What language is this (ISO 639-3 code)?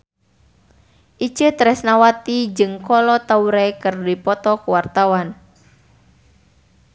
sun